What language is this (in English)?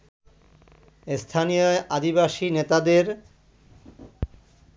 Bangla